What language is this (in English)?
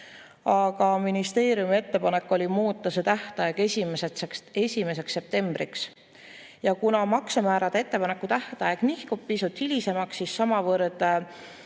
Estonian